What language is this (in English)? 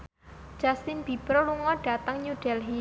Javanese